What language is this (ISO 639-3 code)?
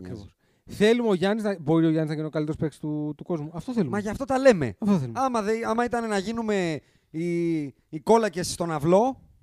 ell